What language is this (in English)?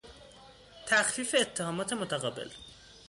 Persian